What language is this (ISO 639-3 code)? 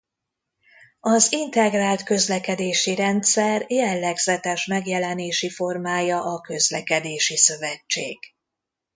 hun